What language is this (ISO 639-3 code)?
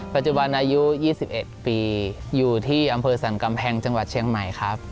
tha